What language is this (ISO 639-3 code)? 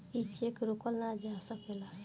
bho